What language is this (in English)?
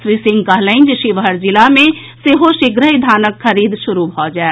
Maithili